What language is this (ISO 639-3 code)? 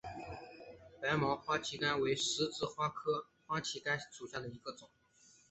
zho